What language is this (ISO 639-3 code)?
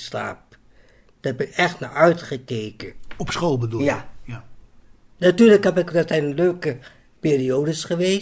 nld